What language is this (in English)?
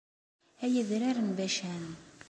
Kabyle